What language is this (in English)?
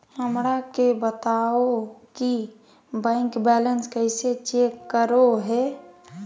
Magahi